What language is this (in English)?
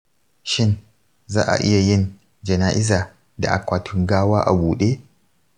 Hausa